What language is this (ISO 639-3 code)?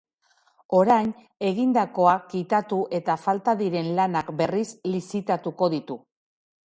eus